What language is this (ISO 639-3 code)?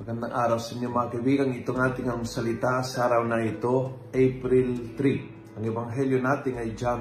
fil